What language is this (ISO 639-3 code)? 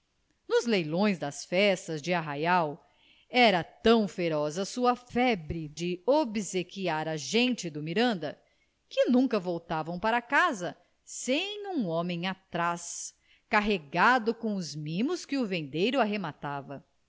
por